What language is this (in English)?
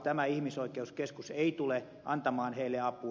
Finnish